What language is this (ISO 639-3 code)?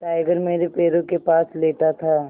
hin